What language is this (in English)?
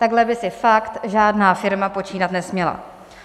Czech